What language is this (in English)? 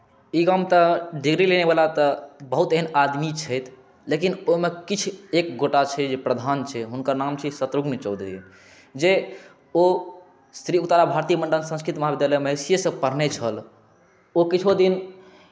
Maithili